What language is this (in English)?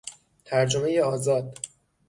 Persian